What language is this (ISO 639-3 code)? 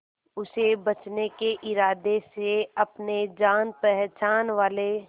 hin